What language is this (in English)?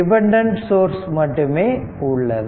Tamil